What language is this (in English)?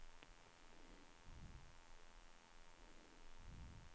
Swedish